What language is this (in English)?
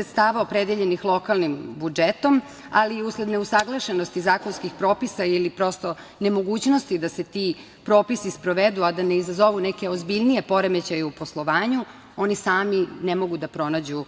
Serbian